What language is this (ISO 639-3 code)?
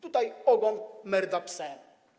pol